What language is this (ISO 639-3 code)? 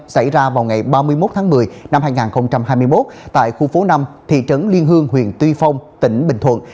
vie